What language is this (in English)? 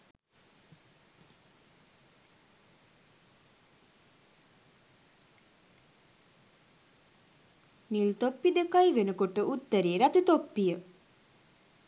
Sinhala